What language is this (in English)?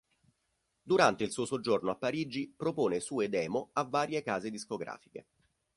Italian